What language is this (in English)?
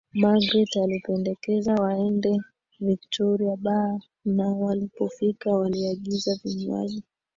Swahili